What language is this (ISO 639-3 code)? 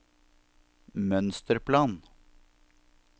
nor